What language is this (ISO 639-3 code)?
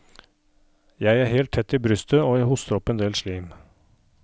nor